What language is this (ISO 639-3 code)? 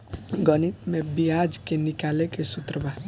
bho